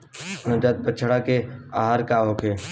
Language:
Bhojpuri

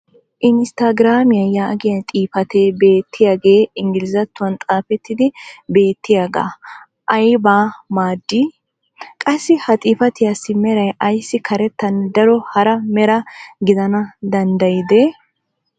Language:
Wolaytta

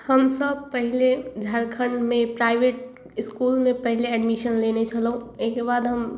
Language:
Maithili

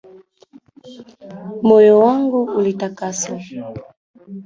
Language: Swahili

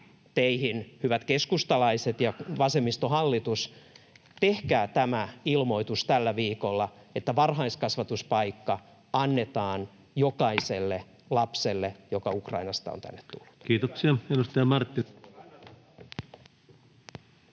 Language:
Finnish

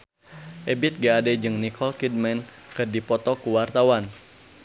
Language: Sundanese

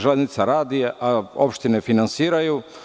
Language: Serbian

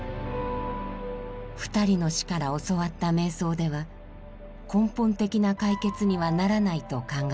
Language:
Japanese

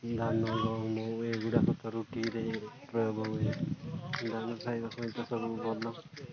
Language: Odia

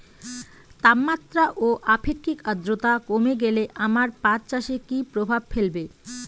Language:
Bangla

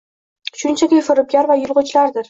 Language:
Uzbek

